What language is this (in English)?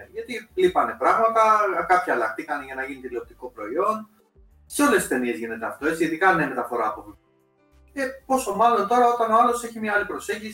Greek